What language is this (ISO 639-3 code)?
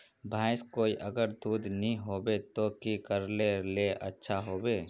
mag